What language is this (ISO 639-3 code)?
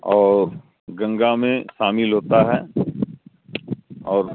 urd